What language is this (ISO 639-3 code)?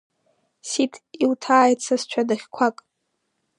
abk